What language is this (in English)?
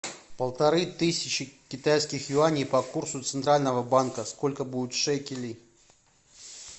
Russian